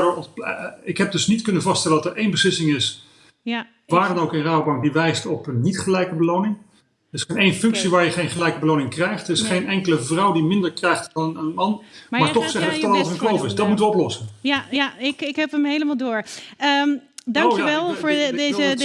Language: Dutch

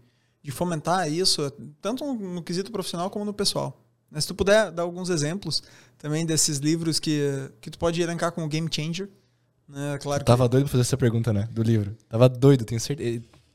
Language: Portuguese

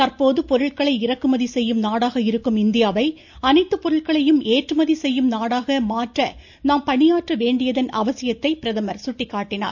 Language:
Tamil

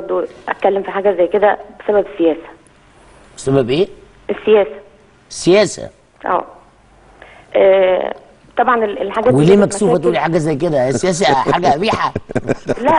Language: Arabic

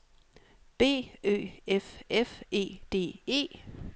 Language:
Danish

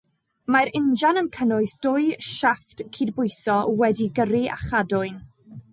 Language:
Welsh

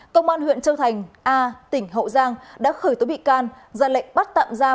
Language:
Vietnamese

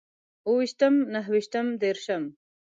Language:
Pashto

